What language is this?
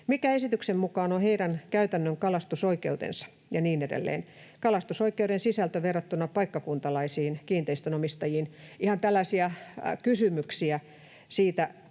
Finnish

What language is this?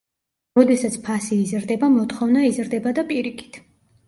Georgian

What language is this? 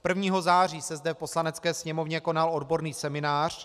Czech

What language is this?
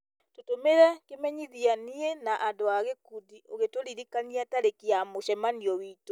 Kikuyu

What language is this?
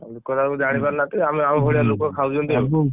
Odia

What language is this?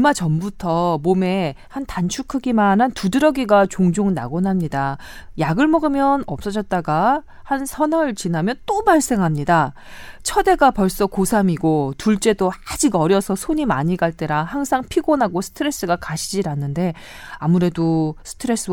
Korean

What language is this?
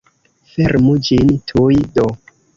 Esperanto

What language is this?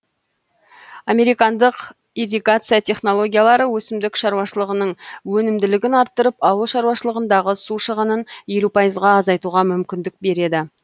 Kazakh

